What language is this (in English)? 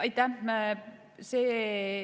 Estonian